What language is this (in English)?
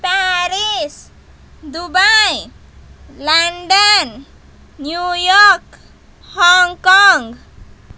Telugu